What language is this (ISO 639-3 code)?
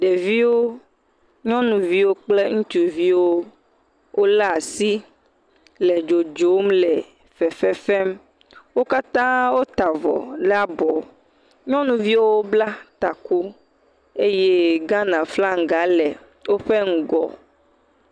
ewe